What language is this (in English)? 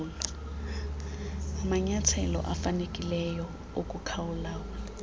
Xhosa